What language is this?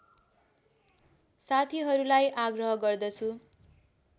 Nepali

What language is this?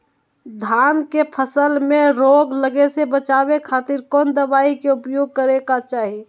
Magahi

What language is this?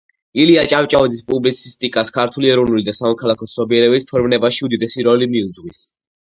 Georgian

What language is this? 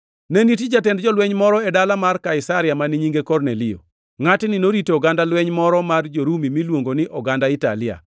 Luo (Kenya and Tanzania)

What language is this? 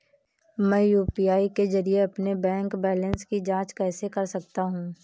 Hindi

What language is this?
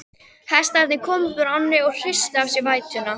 Icelandic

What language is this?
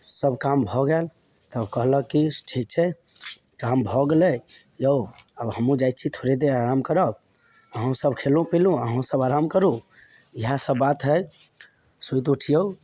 Maithili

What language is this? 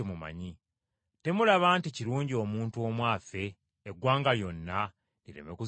Ganda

